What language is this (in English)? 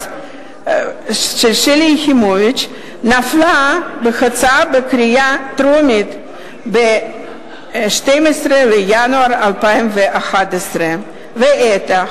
Hebrew